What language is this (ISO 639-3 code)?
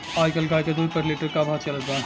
bho